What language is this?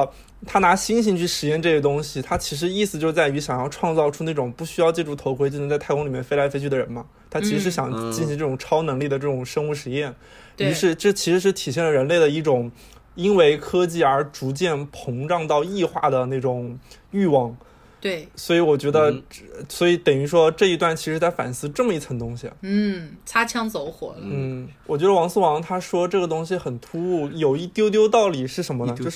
Chinese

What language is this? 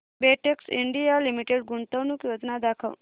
Marathi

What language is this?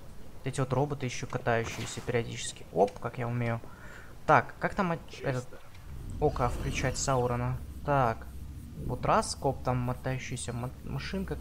Russian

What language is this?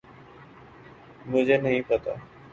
Urdu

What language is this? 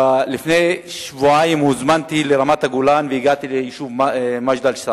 Hebrew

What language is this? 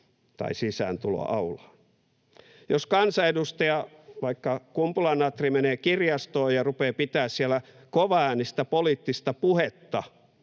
Finnish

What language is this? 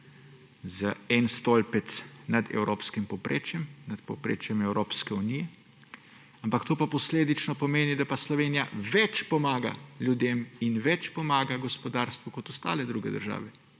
Slovenian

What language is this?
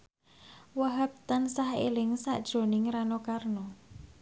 Javanese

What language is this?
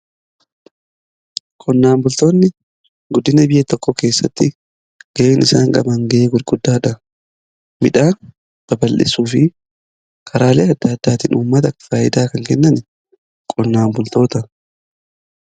Oromo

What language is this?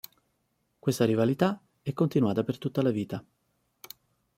Italian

